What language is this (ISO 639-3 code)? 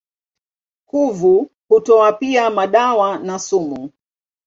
swa